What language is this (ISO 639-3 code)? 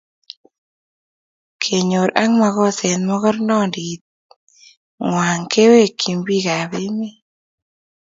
kln